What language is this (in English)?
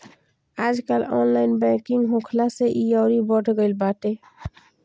Bhojpuri